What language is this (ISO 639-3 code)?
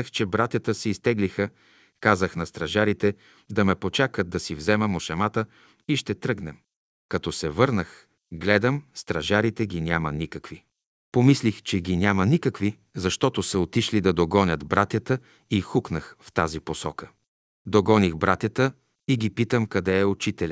bul